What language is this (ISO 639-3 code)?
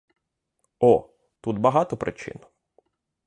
ukr